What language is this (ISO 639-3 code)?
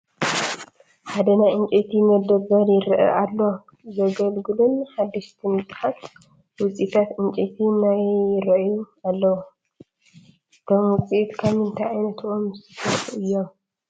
tir